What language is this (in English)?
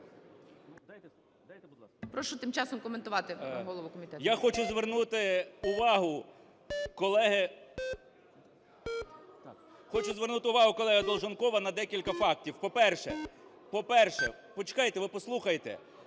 Ukrainian